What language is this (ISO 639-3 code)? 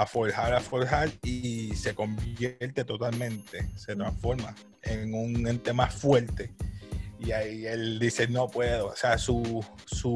spa